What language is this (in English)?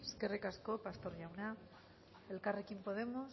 Basque